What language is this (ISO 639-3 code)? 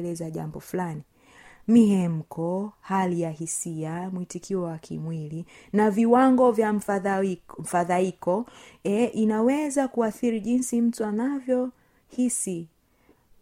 swa